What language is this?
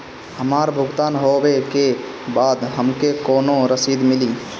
Bhojpuri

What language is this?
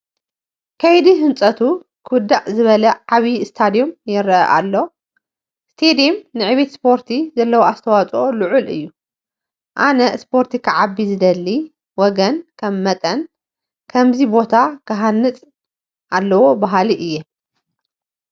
Tigrinya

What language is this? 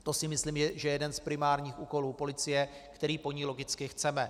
Czech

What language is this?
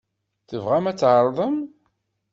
Kabyle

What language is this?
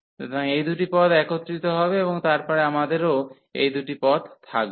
Bangla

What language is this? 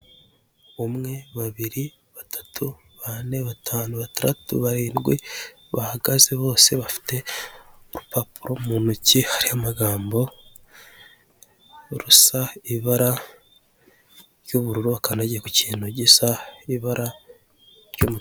Kinyarwanda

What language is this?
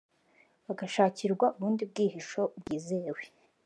Kinyarwanda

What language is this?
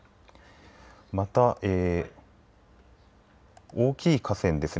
Japanese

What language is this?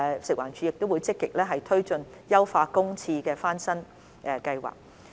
Cantonese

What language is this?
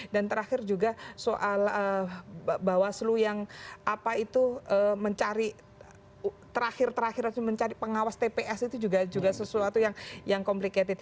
Indonesian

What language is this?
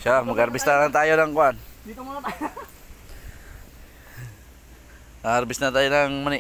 Filipino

